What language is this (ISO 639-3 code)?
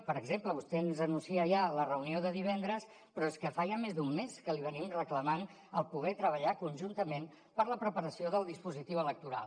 cat